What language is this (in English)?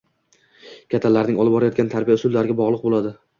Uzbek